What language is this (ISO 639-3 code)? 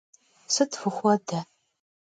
kbd